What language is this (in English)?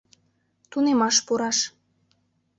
Mari